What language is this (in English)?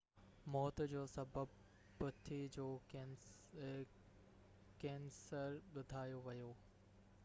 Sindhi